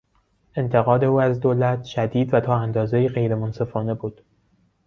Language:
Persian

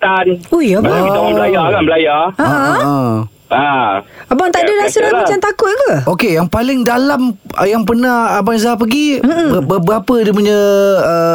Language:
Malay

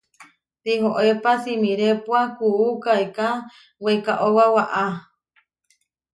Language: Huarijio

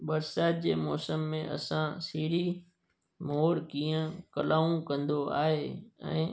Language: Sindhi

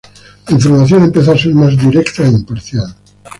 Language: Spanish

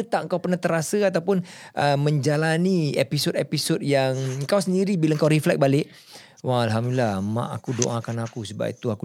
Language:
Malay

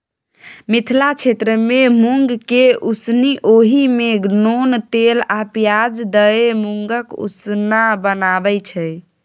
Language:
Maithili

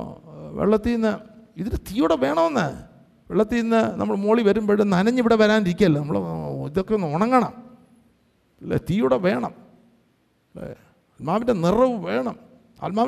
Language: Malayalam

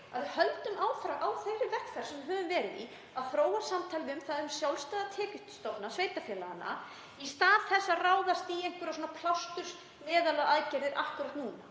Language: Icelandic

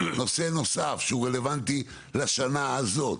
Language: Hebrew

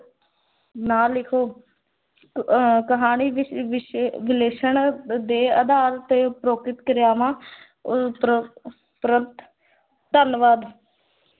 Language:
Punjabi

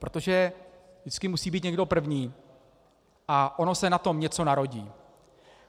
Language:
Czech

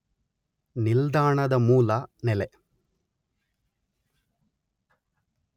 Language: Kannada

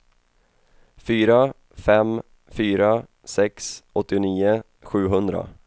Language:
Swedish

